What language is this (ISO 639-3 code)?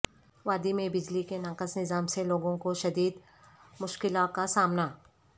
urd